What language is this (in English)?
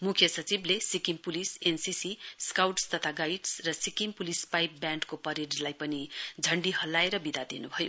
Nepali